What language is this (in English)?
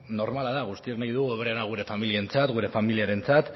Basque